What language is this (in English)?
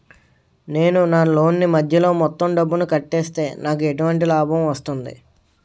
Telugu